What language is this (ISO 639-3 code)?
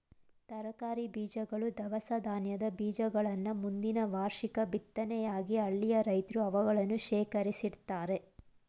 kan